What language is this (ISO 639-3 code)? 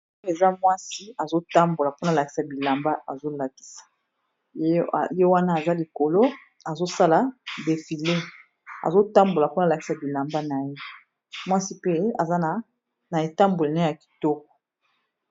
lin